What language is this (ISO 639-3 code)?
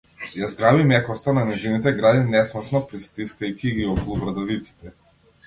mkd